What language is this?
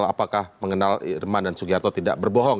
Indonesian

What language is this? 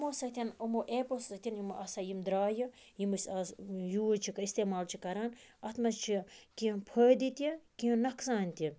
Kashmiri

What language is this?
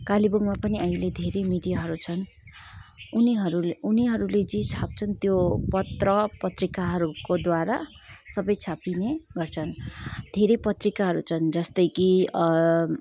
Nepali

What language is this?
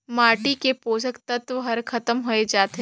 Chhattisgarhi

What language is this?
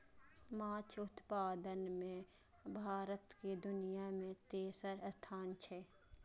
Maithili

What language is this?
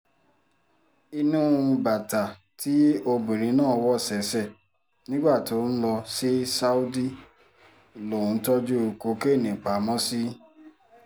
Yoruba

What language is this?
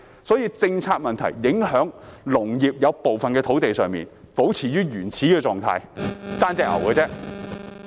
Cantonese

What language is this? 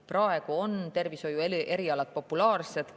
Estonian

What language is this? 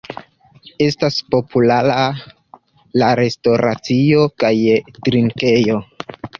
Esperanto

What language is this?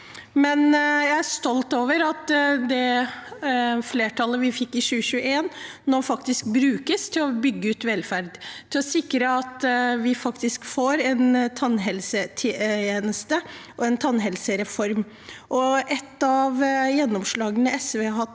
Norwegian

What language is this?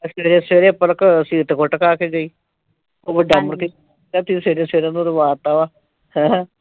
Punjabi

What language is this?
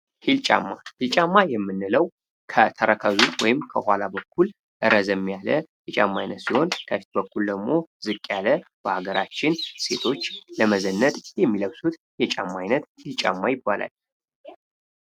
Amharic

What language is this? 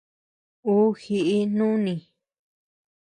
Tepeuxila Cuicatec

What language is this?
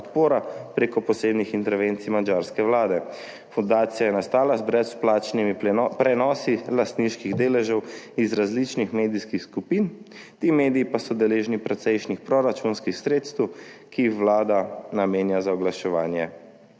Slovenian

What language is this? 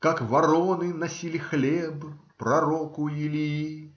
Russian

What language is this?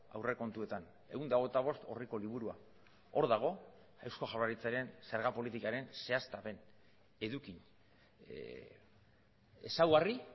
Basque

